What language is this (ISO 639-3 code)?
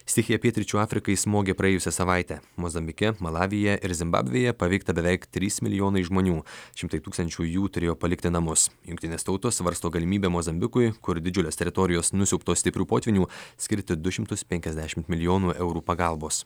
lit